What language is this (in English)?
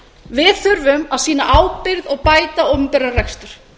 Icelandic